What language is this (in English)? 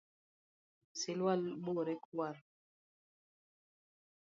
Luo (Kenya and Tanzania)